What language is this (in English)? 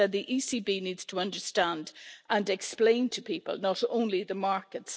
English